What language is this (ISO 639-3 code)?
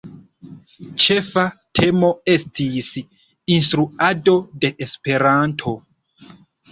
epo